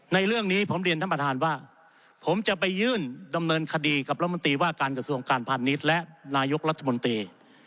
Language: Thai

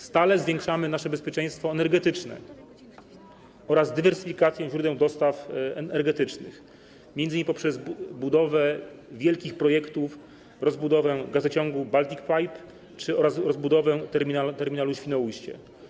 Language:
Polish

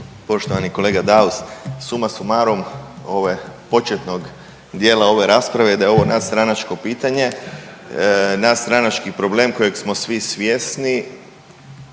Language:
Croatian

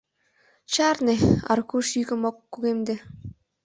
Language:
Mari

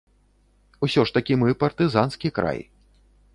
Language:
Belarusian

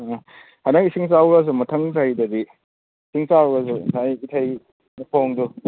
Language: Manipuri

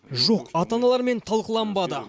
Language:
Kazakh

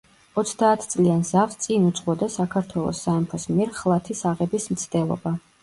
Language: Georgian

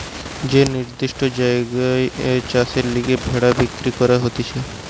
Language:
Bangla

